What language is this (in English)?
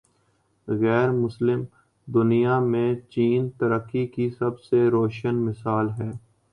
Urdu